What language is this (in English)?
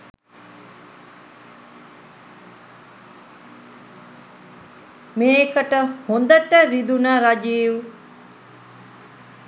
Sinhala